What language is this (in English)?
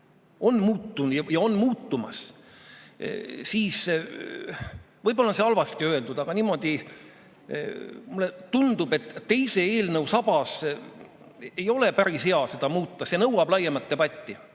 Estonian